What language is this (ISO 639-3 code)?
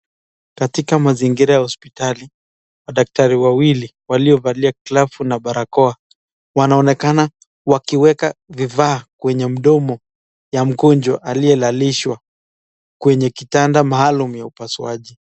swa